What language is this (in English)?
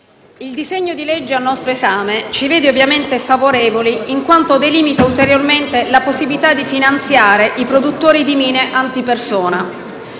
Italian